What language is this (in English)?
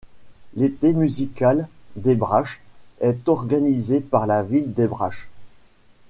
French